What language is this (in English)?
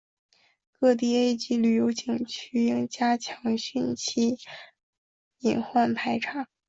Chinese